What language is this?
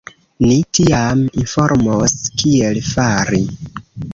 Esperanto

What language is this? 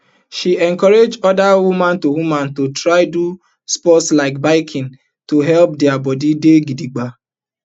Nigerian Pidgin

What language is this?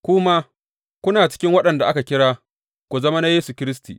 Hausa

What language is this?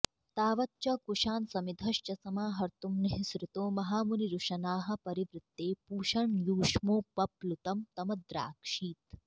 Sanskrit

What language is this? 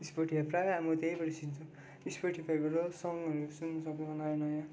Nepali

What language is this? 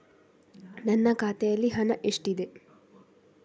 Kannada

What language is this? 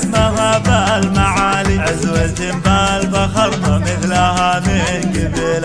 Arabic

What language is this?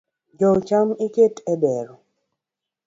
Luo (Kenya and Tanzania)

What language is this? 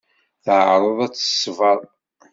Kabyle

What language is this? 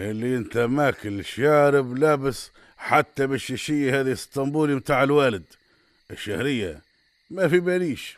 Arabic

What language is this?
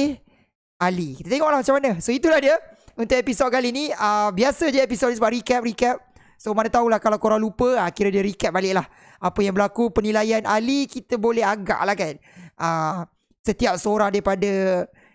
Malay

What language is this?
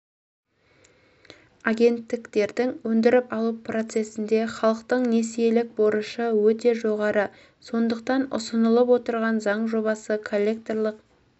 Kazakh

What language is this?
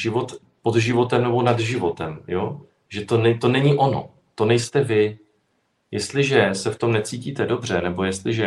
Czech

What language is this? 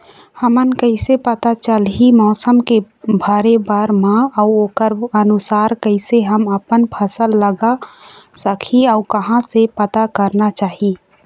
Chhattisgarhi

